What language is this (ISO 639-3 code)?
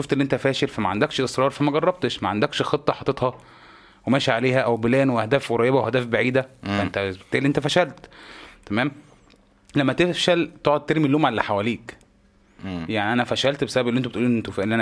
ara